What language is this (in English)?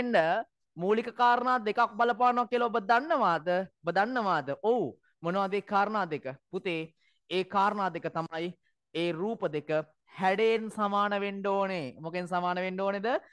Indonesian